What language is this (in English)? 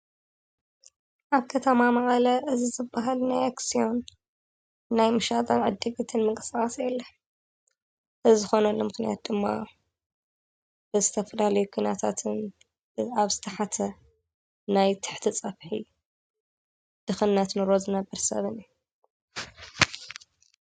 Tigrinya